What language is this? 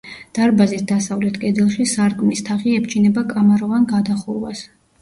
Georgian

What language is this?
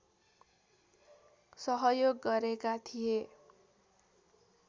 Nepali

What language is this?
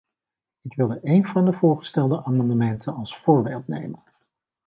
Dutch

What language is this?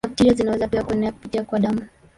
Swahili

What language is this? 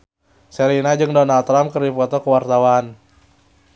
Sundanese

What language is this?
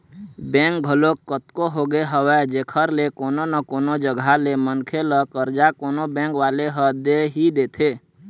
Chhattisgarhi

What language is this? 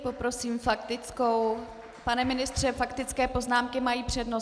Czech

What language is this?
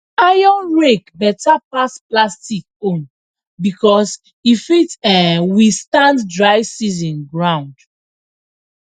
Nigerian Pidgin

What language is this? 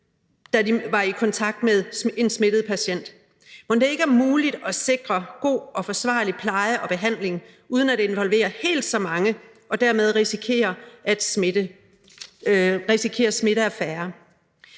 Danish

